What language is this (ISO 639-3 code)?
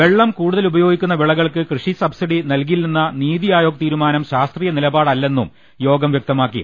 mal